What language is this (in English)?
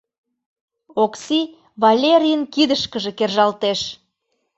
Mari